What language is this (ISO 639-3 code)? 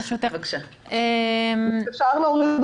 heb